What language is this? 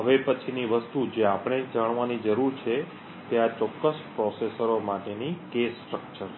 Gujarati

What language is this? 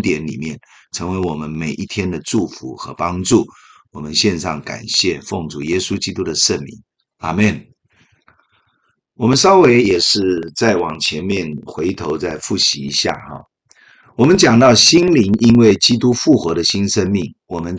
Chinese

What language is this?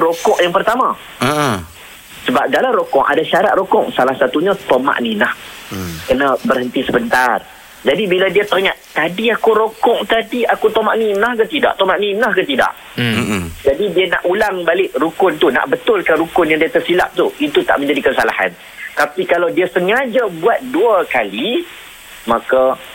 Malay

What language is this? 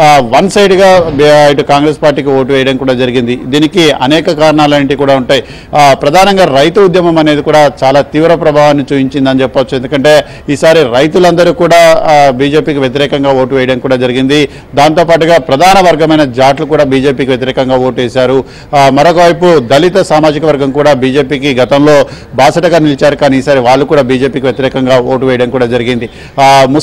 Telugu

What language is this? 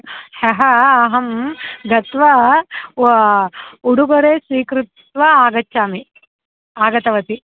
Sanskrit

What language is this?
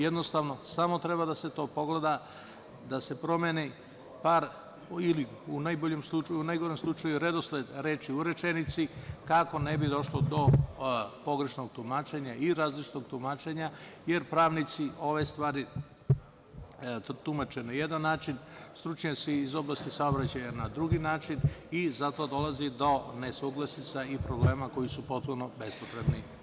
Serbian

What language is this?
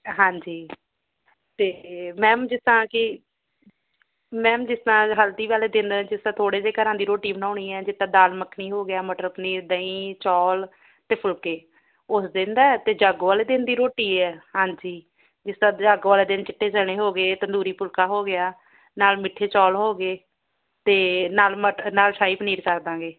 Punjabi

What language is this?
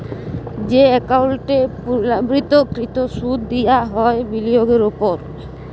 Bangla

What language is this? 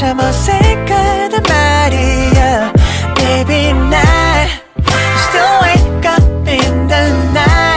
Korean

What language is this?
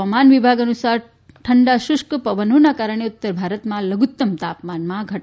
Gujarati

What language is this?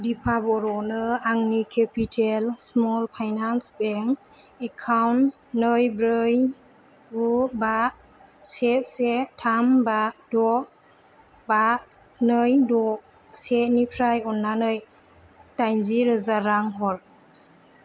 Bodo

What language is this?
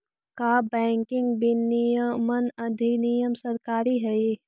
Magahi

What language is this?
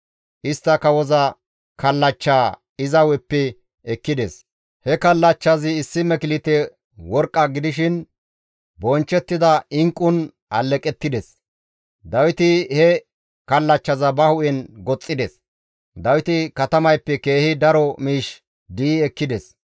Gamo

